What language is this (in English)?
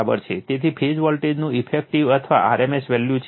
Gujarati